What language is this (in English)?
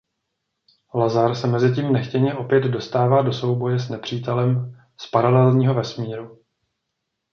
Czech